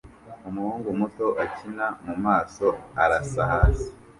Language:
Kinyarwanda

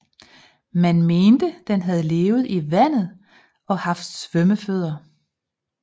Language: Danish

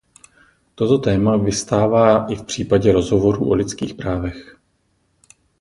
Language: Czech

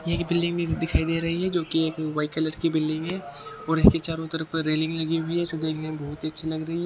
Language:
Hindi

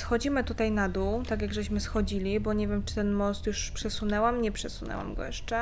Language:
Polish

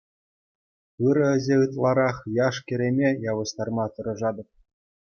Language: Chuvash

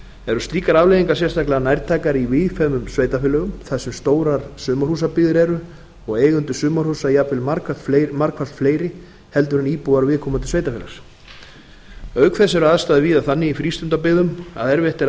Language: Icelandic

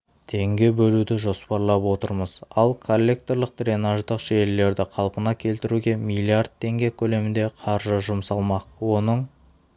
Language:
Kazakh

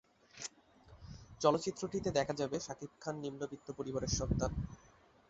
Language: Bangla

